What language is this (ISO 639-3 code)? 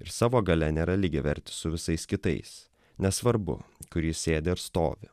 lit